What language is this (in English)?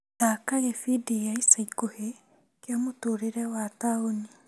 Kikuyu